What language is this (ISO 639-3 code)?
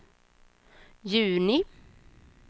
swe